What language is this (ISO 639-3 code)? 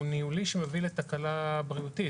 heb